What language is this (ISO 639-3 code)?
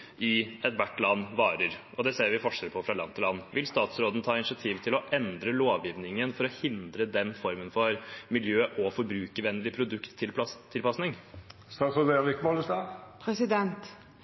nob